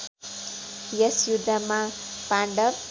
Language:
Nepali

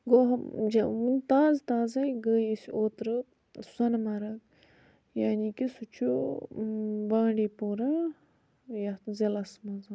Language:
Kashmiri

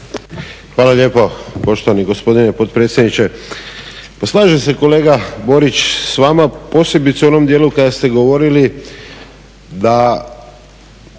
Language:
Croatian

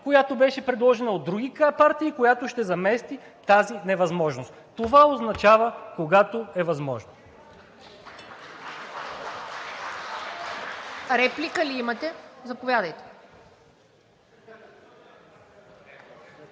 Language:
Bulgarian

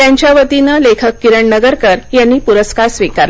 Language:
Marathi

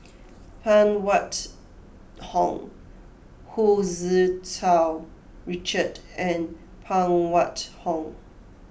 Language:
English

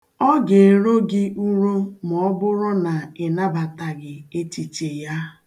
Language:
Igbo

